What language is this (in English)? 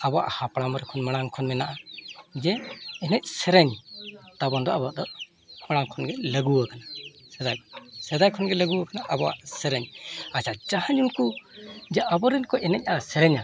Santali